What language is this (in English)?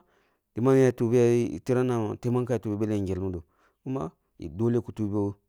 Kulung (Nigeria)